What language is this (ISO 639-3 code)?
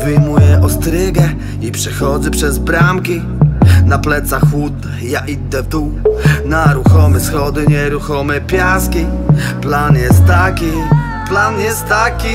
pol